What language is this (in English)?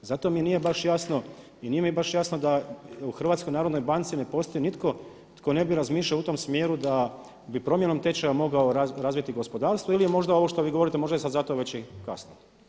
Croatian